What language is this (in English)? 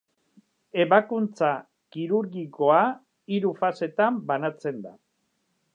Basque